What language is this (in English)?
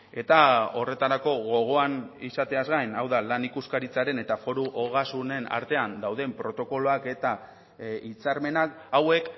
Basque